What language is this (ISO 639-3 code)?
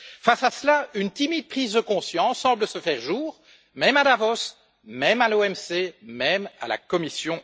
fra